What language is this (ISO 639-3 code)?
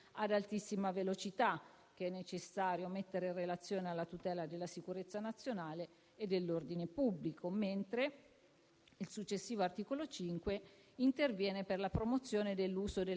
ita